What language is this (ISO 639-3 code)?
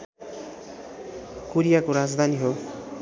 nep